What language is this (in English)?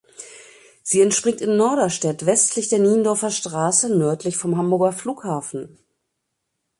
German